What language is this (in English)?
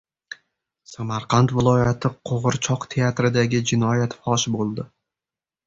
Uzbek